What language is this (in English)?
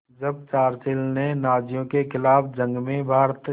Hindi